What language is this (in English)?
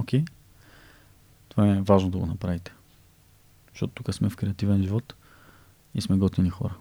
Bulgarian